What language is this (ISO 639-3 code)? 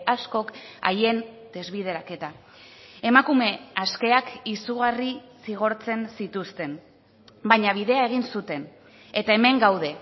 eus